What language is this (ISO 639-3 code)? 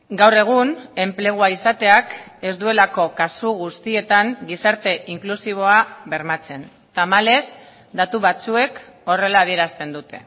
eus